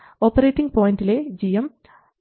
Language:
Malayalam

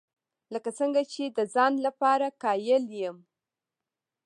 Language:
Pashto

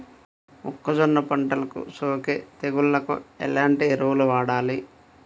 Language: Telugu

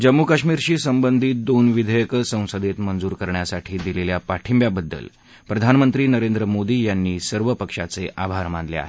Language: Marathi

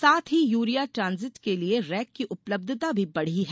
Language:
Hindi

